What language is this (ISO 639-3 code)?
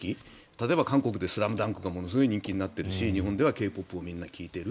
jpn